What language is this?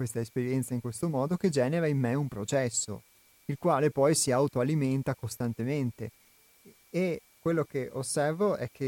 Italian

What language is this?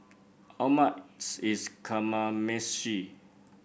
English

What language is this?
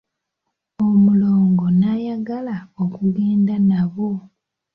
Ganda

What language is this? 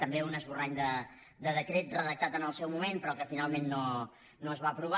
Catalan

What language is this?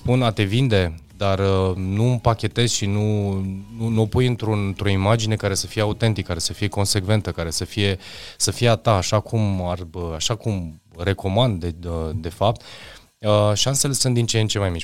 Romanian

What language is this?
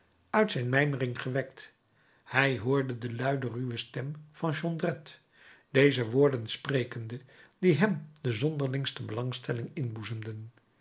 Dutch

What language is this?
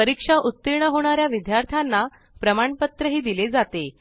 Marathi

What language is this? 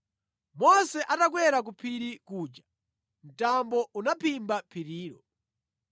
Nyanja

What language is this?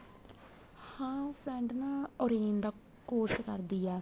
Punjabi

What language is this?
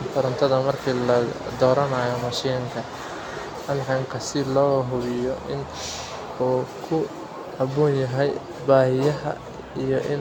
Somali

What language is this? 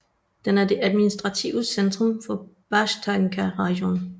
Danish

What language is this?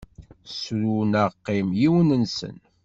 Kabyle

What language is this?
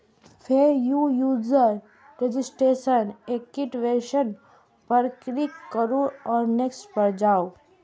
Maithili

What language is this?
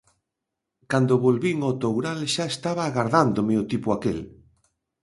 Galician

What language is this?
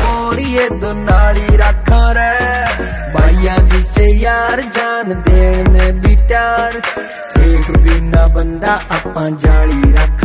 Hindi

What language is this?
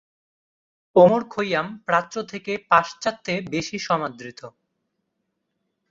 Bangla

